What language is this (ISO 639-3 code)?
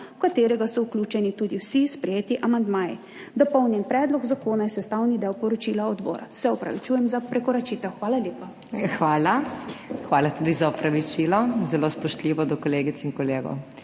slv